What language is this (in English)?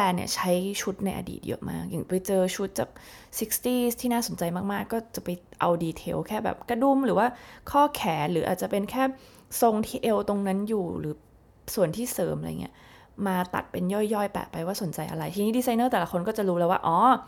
Thai